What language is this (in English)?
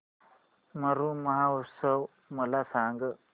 Marathi